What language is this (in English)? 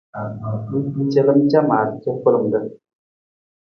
Nawdm